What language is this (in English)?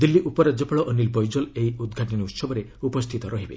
Odia